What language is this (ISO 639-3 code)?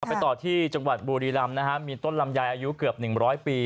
tha